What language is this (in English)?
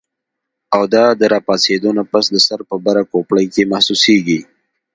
Pashto